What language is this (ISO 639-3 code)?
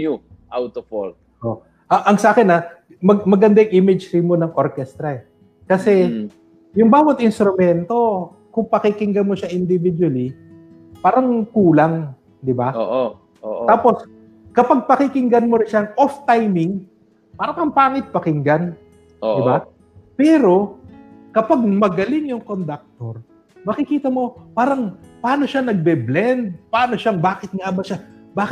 fil